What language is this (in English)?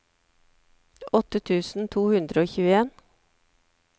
Norwegian